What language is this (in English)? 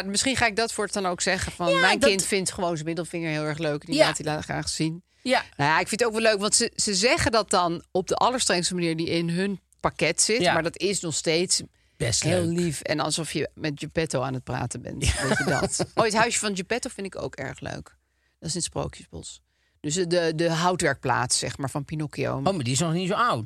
Dutch